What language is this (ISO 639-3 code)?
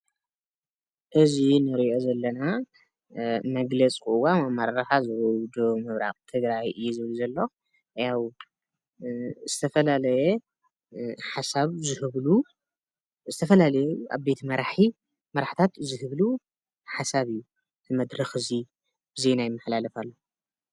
tir